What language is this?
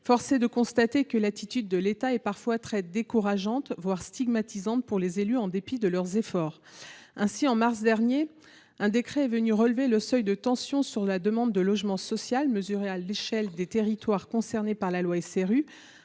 French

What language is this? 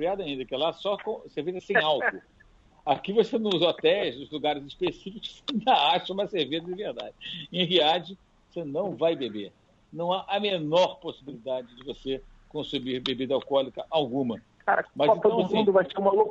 Portuguese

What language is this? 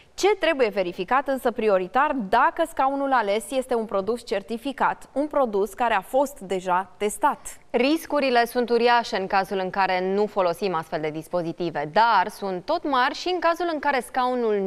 Romanian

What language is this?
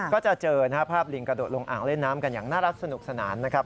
Thai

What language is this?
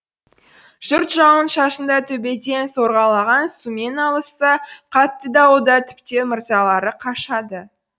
Kazakh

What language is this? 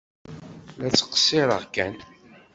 Kabyle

